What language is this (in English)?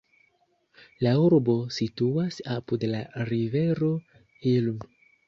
Esperanto